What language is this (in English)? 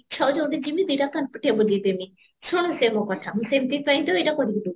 Odia